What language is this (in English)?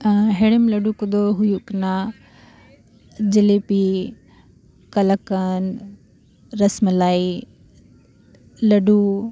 Santali